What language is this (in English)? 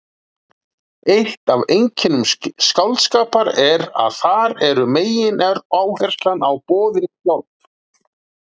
Icelandic